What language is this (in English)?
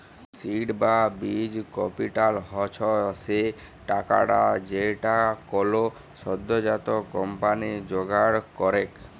Bangla